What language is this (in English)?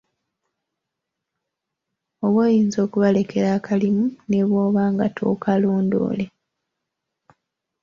Ganda